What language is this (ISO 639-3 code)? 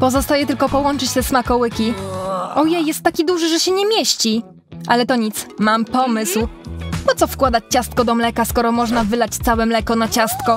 pol